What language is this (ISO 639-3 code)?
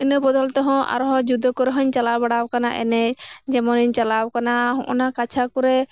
sat